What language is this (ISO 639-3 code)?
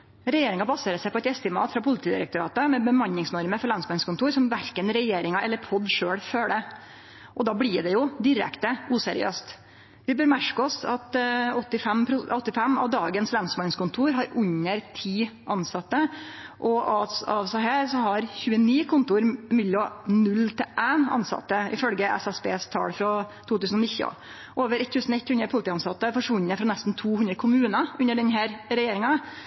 nno